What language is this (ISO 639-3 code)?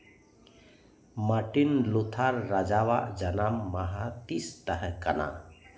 sat